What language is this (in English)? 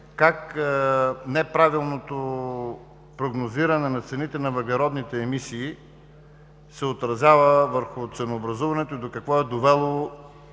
Bulgarian